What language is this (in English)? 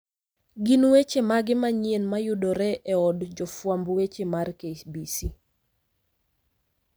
Luo (Kenya and Tanzania)